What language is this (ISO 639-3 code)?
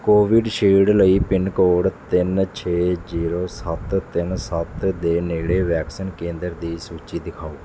pan